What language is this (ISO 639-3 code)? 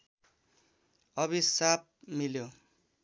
nep